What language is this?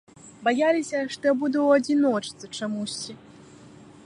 Belarusian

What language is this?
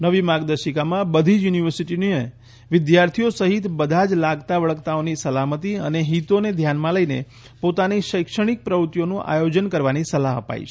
Gujarati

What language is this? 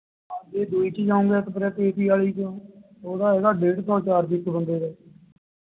Punjabi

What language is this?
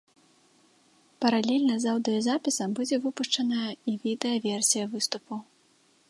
Belarusian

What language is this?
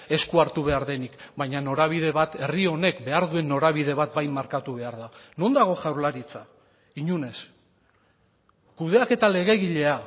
Basque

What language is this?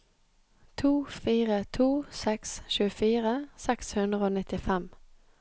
Norwegian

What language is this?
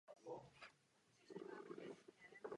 Czech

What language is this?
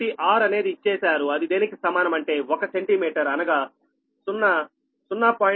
Telugu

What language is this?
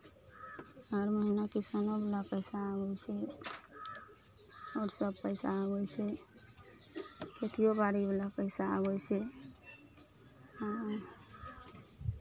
Maithili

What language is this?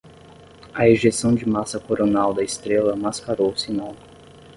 Portuguese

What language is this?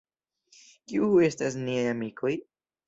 Esperanto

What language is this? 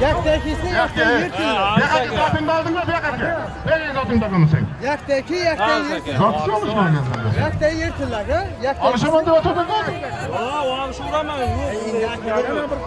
Turkish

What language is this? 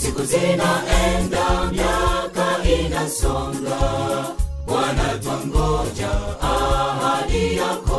Swahili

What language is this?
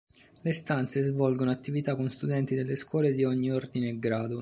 Italian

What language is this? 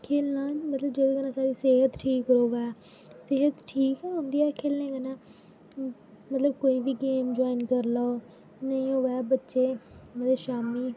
Dogri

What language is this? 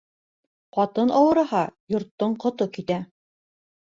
Bashkir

